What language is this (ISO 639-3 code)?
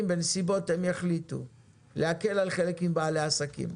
heb